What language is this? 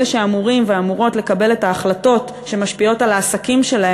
Hebrew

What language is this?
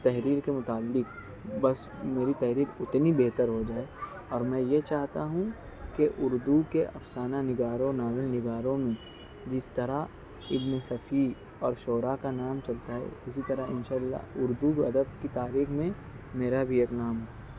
Urdu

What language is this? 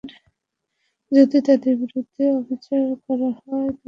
Bangla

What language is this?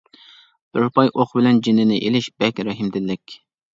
Uyghur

